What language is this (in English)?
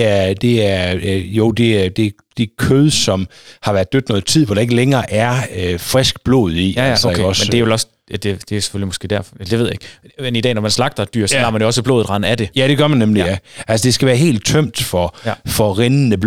Danish